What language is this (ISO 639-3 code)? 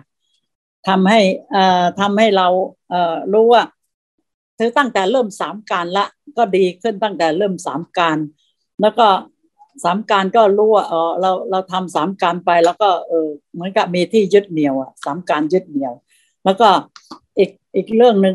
tha